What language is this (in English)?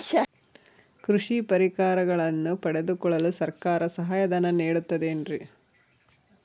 Kannada